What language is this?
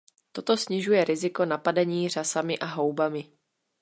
Czech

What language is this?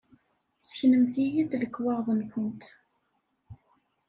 Kabyle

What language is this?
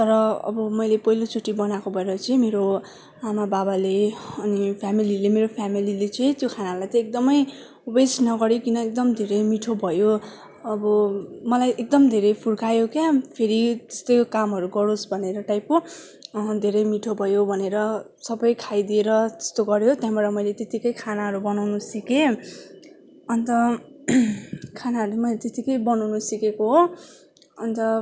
Nepali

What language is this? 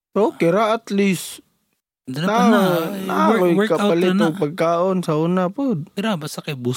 Filipino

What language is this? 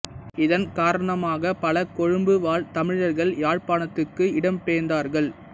Tamil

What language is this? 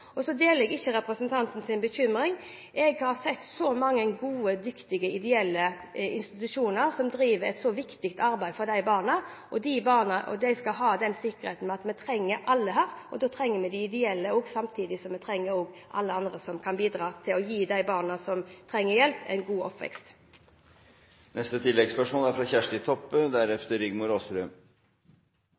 Norwegian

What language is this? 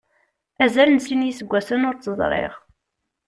Kabyle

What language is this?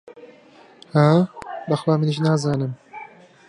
Central Kurdish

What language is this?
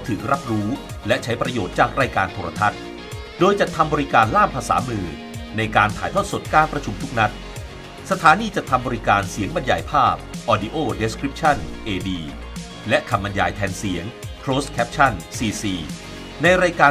Thai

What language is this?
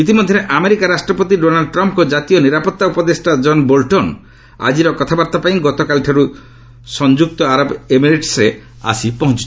Odia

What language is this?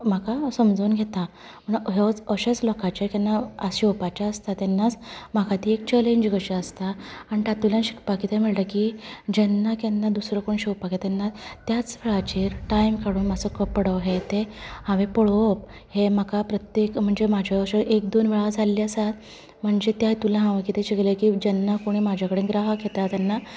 Konkani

